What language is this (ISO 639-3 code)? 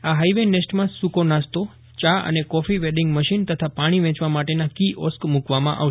guj